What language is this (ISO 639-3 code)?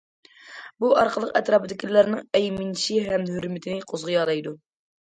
uig